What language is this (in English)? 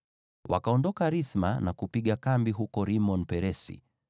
Swahili